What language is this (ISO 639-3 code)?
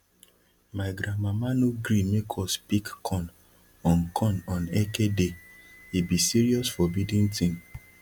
pcm